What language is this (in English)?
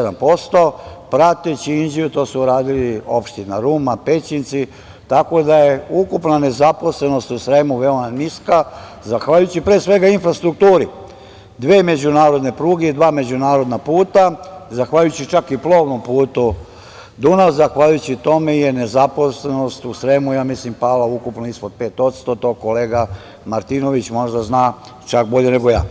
Serbian